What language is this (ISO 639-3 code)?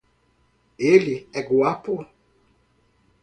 por